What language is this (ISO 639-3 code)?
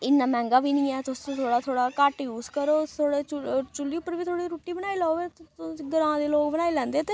doi